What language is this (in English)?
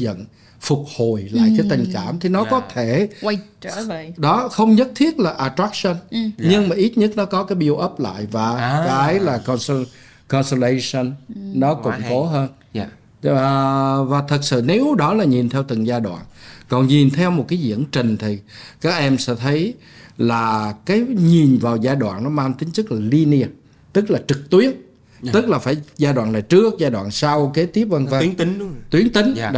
Vietnamese